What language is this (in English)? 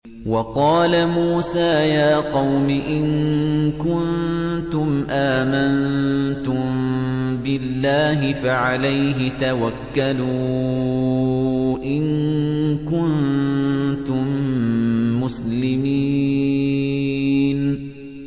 Arabic